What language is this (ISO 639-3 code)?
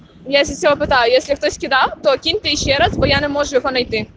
rus